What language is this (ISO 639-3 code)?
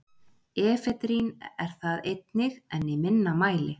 isl